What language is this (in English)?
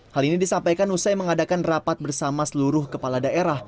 Indonesian